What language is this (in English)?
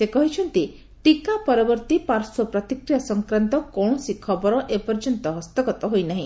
Odia